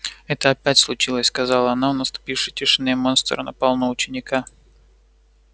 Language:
Russian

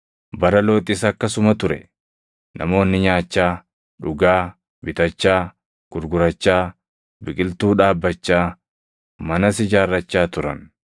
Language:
Oromo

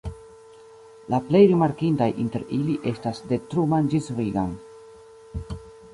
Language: Esperanto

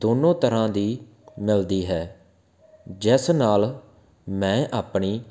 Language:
Punjabi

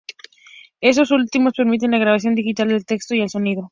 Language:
Spanish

